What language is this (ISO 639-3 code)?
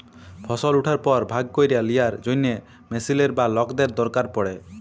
ben